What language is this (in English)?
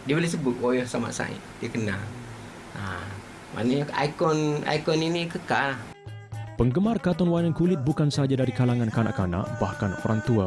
Malay